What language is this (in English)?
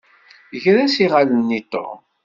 Kabyle